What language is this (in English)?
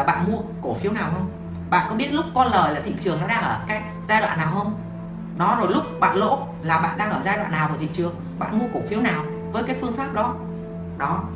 Vietnamese